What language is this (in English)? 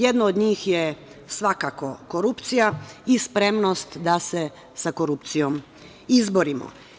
Serbian